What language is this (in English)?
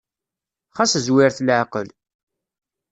Kabyle